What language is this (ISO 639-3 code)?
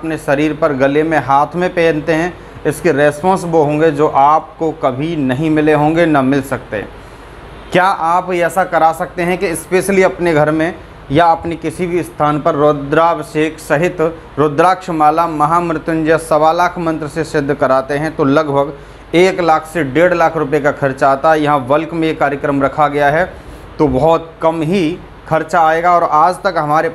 hin